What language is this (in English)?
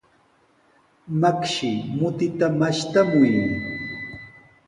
Sihuas Ancash Quechua